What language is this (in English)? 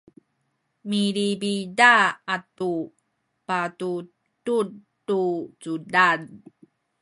Sakizaya